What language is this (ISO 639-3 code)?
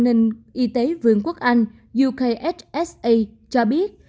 vie